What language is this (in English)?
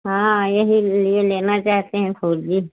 Hindi